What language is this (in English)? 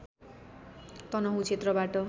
Nepali